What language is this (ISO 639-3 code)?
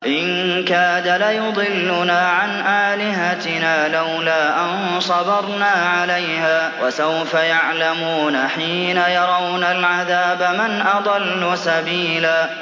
ara